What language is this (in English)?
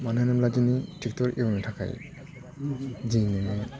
Bodo